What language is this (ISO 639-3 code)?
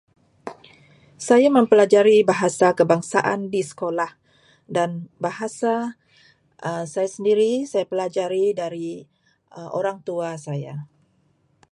msa